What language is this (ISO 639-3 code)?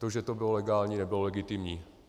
ces